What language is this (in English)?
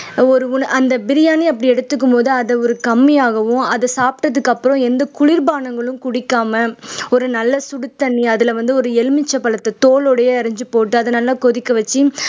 Tamil